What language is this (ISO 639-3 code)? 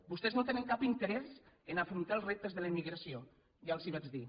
cat